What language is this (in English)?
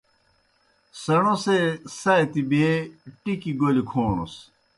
Kohistani Shina